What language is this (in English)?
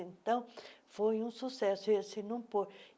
Portuguese